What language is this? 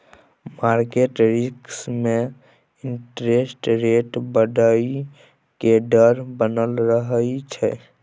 Maithili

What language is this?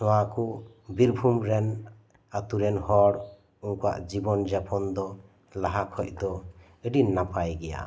Santali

